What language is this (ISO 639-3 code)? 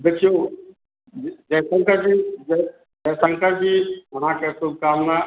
mai